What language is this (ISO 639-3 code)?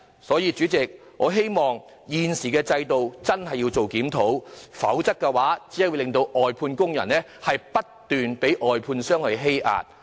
yue